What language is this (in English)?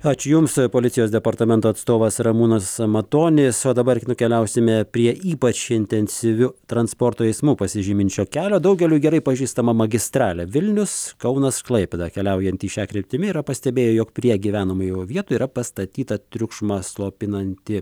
Lithuanian